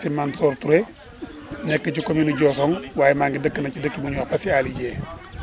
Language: Wolof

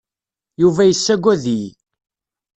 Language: Kabyle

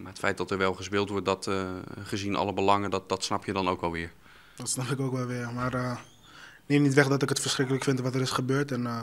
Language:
Dutch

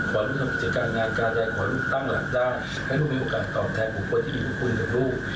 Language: Thai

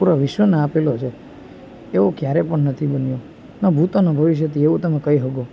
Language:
Gujarati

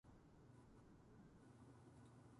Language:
Japanese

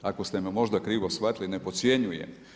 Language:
Croatian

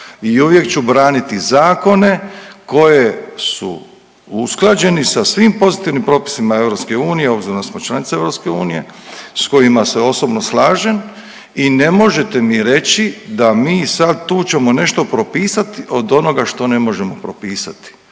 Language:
Croatian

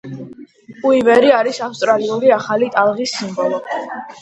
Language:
Georgian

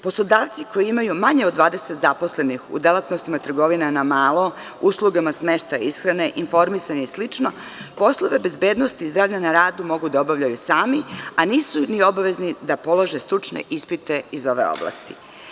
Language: Serbian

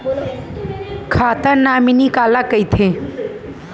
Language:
Chhattisgarhi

